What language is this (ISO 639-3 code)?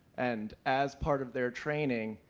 eng